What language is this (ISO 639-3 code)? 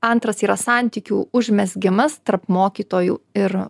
lit